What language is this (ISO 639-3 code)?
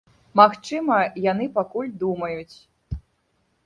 bel